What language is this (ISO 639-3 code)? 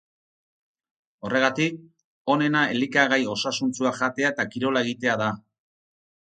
eus